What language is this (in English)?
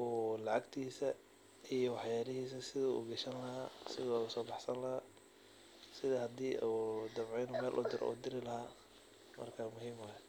Somali